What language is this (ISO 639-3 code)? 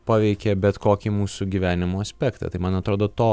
lit